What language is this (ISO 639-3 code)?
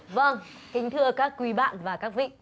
vie